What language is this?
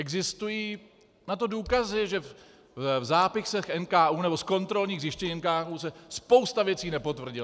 Czech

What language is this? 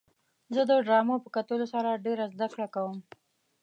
Pashto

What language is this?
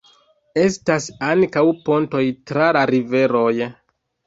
Esperanto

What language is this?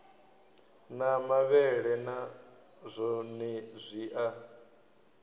Venda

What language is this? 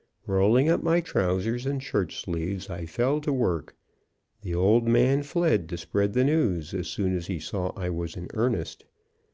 English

